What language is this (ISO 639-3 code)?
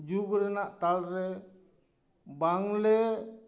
sat